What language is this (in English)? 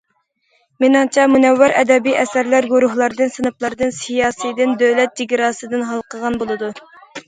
Uyghur